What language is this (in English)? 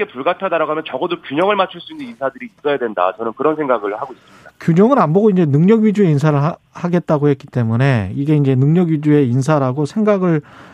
Korean